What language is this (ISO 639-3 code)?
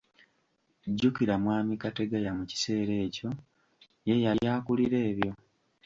lug